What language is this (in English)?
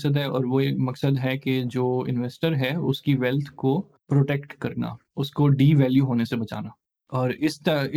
Urdu